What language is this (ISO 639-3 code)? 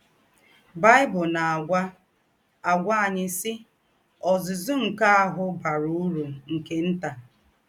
ibo